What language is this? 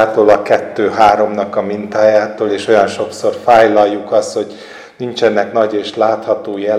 Hungarian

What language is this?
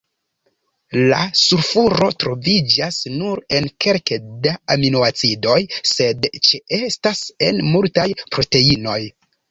Esperanto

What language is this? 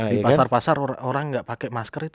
Indonesian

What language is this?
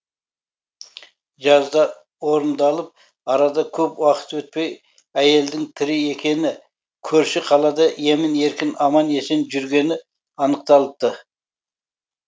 Kazakh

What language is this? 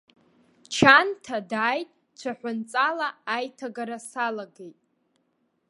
Abkhazian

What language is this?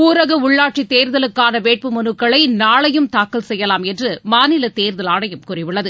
Tamil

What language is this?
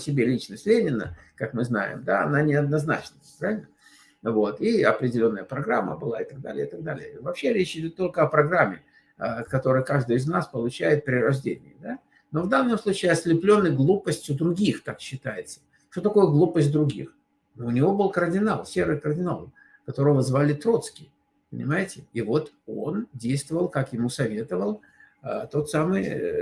Russian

